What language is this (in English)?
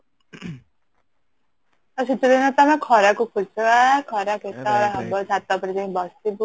Odia